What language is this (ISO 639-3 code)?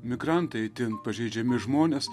lit